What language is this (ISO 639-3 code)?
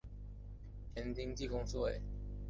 zho